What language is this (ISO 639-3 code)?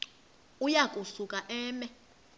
xho